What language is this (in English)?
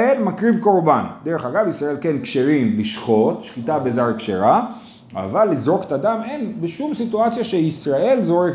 Hebrew